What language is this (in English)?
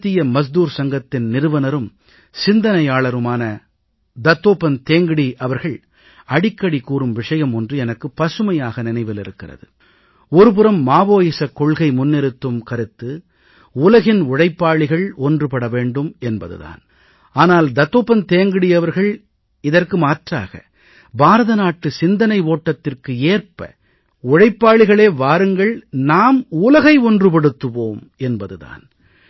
Tamil